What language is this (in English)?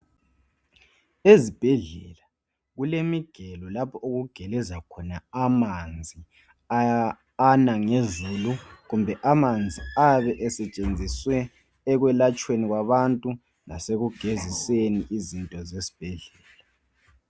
North Ndebele